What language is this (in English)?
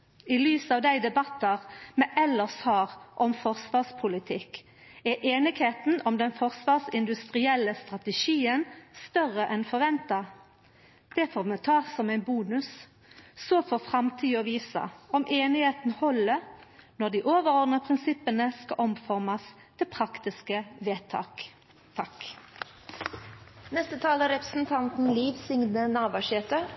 Norwegian Nynorsk